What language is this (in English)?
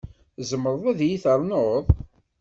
Kabyle